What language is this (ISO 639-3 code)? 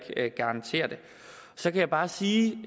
dan